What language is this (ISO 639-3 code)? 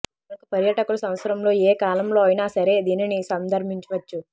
tel